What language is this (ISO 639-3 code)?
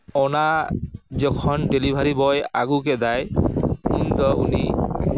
sat